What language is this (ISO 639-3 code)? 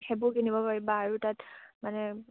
asm